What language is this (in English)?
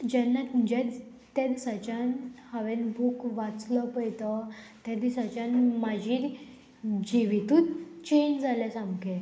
Konkani